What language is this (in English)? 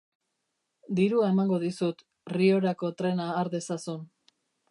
Basque